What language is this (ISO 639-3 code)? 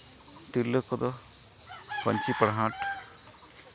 sat